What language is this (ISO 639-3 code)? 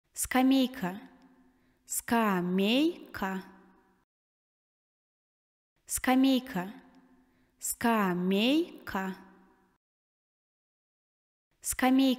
rus